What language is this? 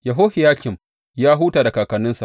Hausa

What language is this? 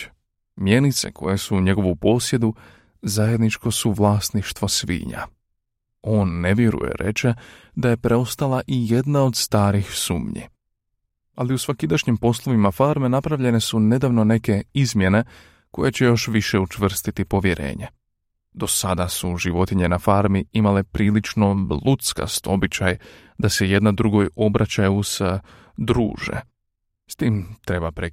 Croatian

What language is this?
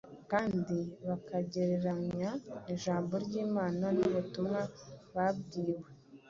Kinyarwanda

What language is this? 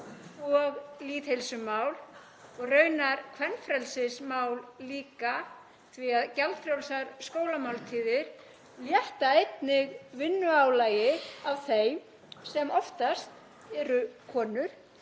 Icelandic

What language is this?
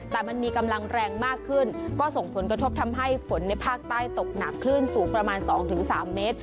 Thai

